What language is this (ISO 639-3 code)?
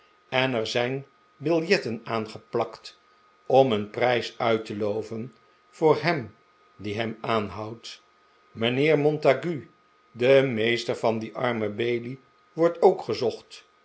nld